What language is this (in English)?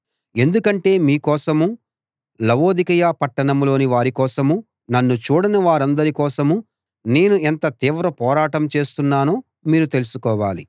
Telugu